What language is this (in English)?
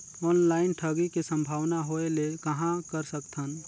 Chhattisgarhi